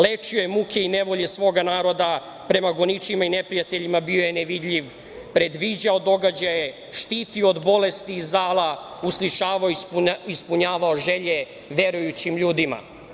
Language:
Serbian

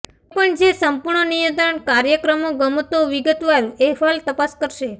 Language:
Gujarati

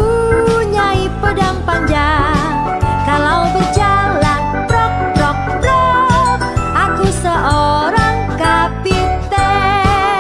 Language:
Indonesian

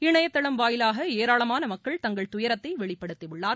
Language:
Tamil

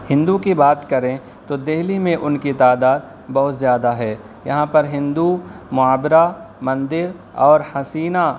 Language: Urdu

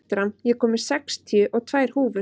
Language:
Icelandic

